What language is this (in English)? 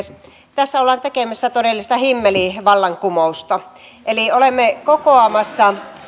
Finnish